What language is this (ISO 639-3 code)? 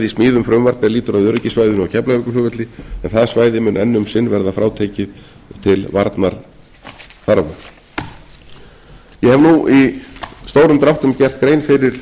isl